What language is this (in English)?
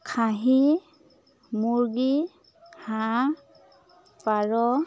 Assamese